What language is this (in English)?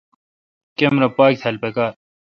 Kalkoti